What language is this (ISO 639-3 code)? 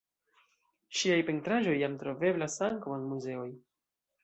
epo